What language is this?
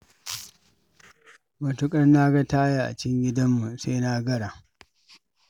Hausa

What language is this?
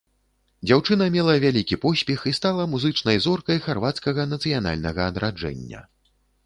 Belarusian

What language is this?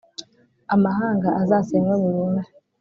Kinyarwanda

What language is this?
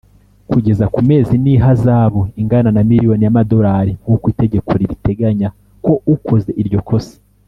Kinyarwanda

